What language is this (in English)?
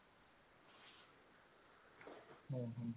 Odia